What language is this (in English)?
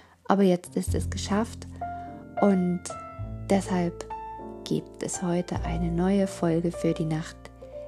German